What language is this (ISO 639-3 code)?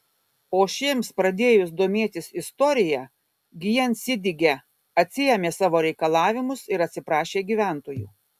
lit